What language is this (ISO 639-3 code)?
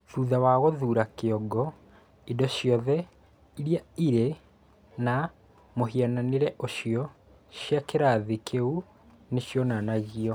kik